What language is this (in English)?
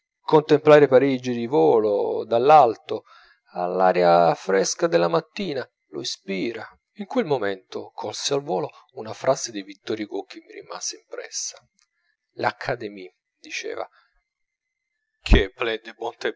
Italian